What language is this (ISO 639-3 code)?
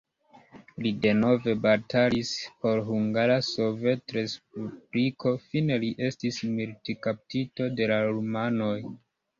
epo